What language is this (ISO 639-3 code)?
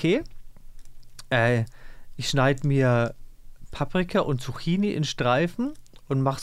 deu